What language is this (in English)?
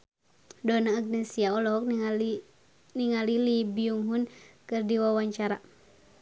Sundanese